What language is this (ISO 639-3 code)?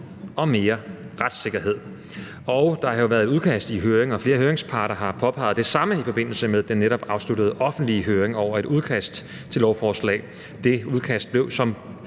dan